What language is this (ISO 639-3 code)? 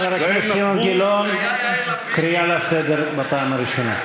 heb